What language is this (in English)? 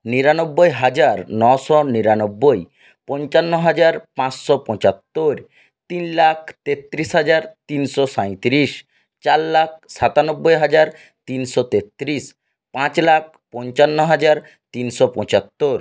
Bangla